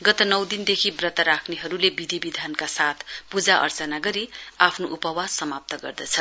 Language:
Nepali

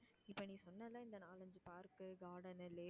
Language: Tamil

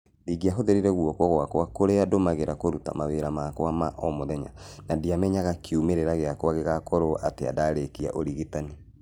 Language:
Kikuyu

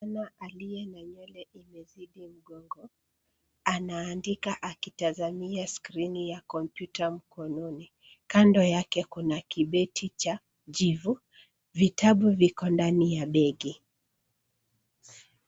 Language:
Swahili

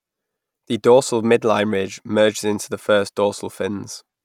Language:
English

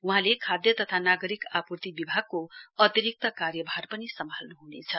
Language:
Nepali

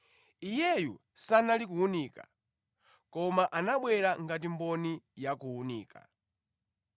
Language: Nyanja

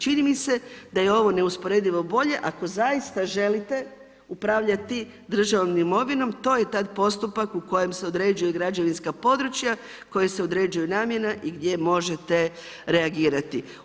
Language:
Croatian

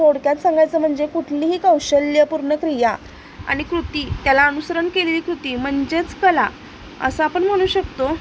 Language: Marathi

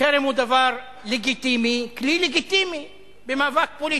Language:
Hebrew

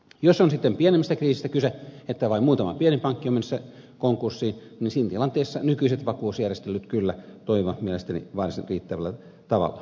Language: Finnish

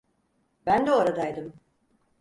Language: Turkish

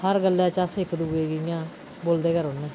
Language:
Dogri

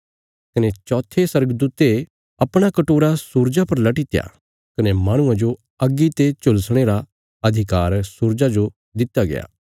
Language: Bilaspuri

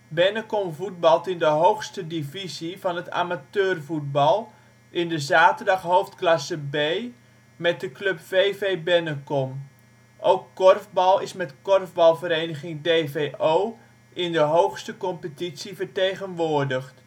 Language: Dutch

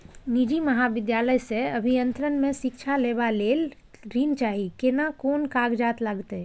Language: Maithili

